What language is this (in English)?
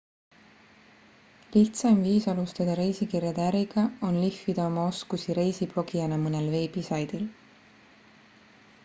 Estonian